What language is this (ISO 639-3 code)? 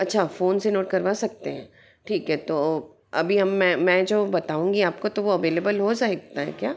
hin